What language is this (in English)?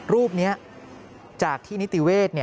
Thai